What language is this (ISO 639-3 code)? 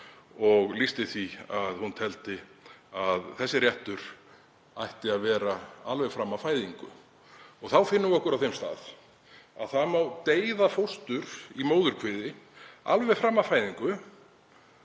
isl